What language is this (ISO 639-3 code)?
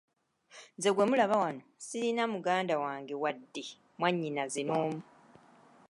lug